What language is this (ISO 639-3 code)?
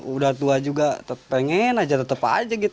ind